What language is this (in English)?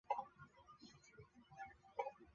Chinese